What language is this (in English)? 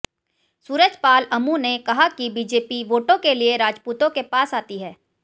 Hindi